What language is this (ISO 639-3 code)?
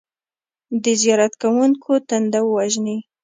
pus